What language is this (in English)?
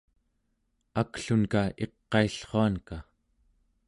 Central Yupik